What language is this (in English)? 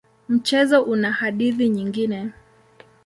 Swahili